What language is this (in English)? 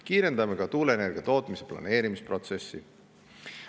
Estonian